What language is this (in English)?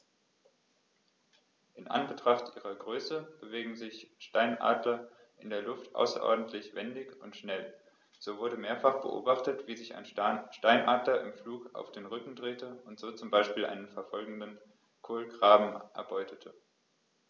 German